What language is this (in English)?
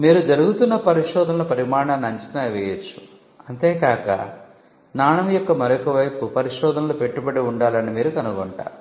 Telugu